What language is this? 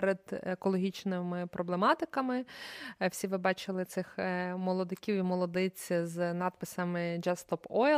Ukrainian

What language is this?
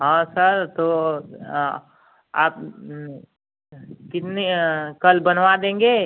Hindi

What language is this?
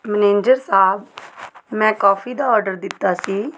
Punjabi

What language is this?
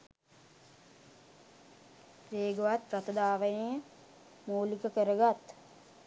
Sinhala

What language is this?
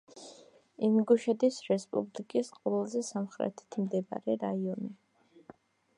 Georgian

